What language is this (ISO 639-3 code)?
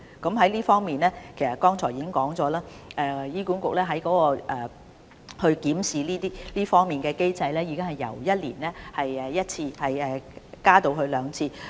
yue